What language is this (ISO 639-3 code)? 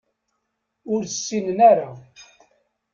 kab